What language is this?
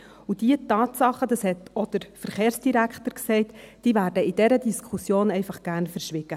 Swiss German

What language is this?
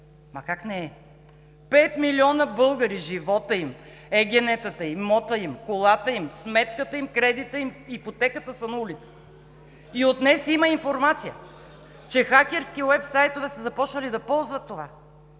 Bulgarian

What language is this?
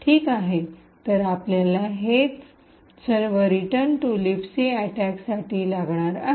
Marathi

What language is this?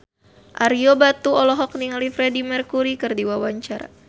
Sundanese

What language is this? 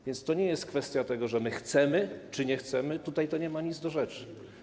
Polish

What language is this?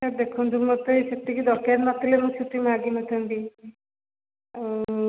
Odia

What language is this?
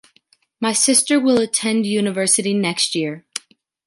English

